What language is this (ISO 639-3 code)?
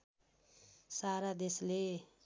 nep